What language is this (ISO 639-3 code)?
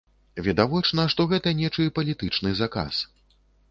bel